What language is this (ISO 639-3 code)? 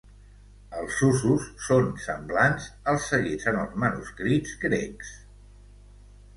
cat